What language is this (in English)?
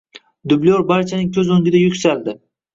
Uzbek